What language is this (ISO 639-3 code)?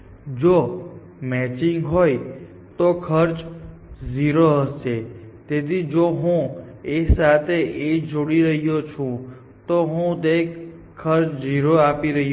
guj